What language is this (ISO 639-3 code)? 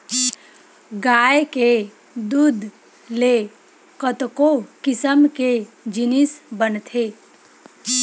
hne